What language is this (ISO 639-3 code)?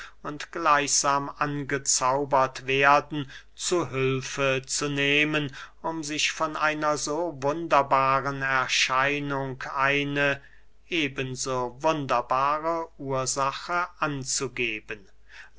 deu